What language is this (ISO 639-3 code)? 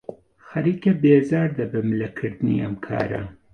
ckb